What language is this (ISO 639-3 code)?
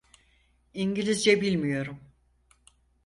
tur